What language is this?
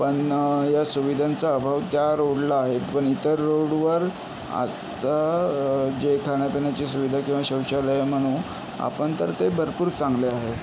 Marathi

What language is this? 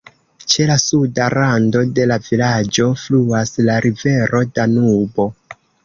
Esperanto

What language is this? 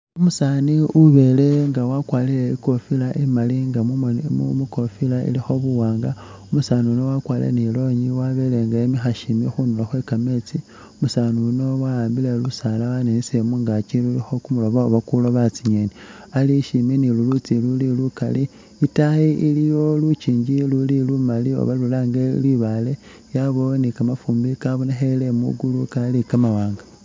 Masaaba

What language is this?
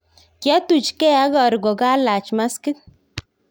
Kalenjin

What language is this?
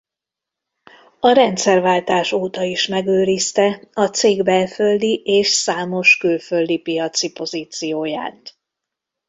Hungarian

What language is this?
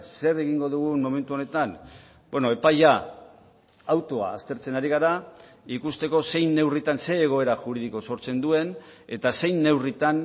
Basque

